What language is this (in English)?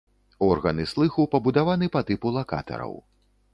Belarusian